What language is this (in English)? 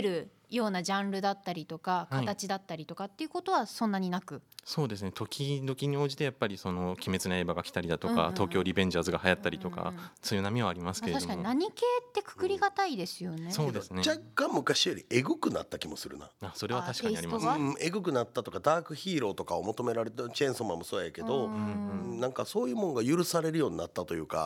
Japanese